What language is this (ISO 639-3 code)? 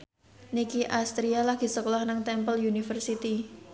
jav